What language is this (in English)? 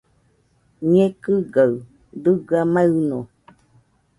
Nüpode Huitoto